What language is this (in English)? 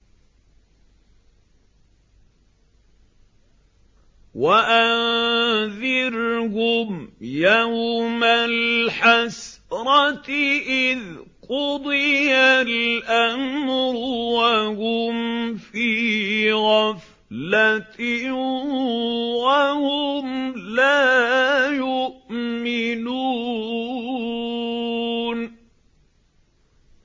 Arabic